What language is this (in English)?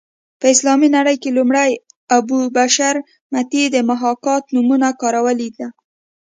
Pashto